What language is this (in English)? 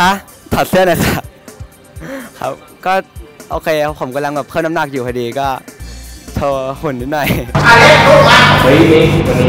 Thai